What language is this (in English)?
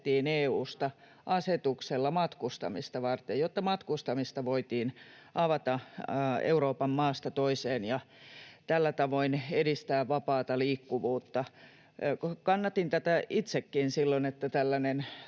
Finnish